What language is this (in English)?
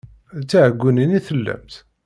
Kabyle